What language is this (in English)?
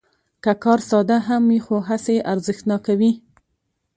Pashto